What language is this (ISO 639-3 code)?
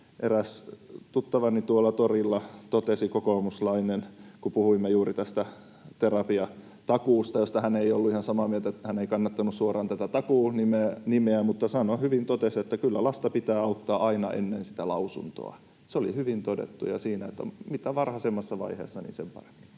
fin